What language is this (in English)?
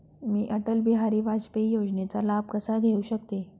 Marathi